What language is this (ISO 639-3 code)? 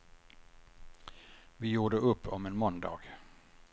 swe